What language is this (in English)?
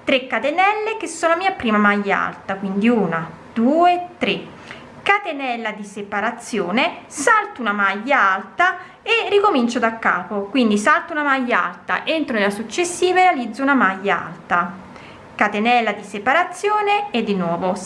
Italian